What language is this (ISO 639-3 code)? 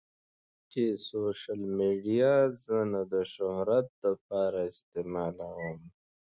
pus